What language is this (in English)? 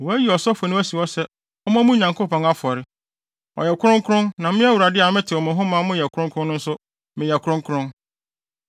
Akan